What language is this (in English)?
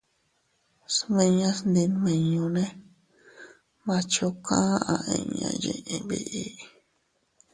Teutila Cuicatec